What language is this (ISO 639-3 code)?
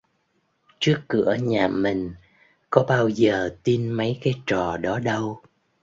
vie